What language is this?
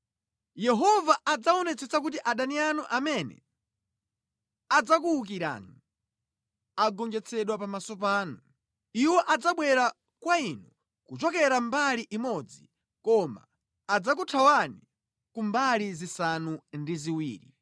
Nyanja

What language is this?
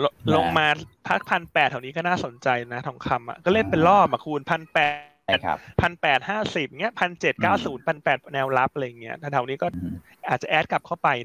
Thai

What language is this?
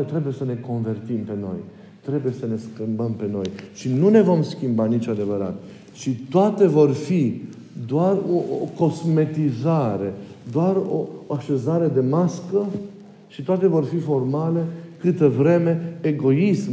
Romanian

